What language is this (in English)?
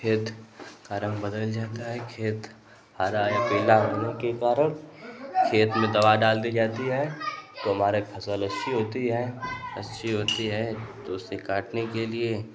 Hindi